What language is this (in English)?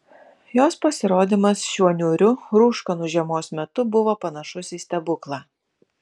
Lithuanian